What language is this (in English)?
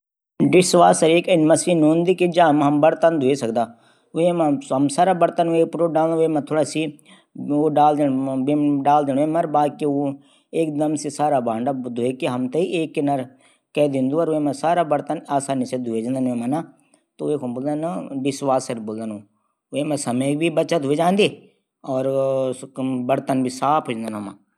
Garhwali